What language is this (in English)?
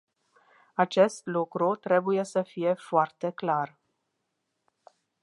Romanian